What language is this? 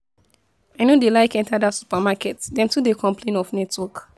Nigerian Pidgin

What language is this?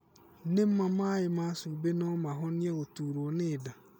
Kikuyu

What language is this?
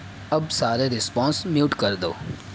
Urdu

